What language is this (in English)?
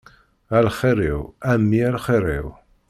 Kabyle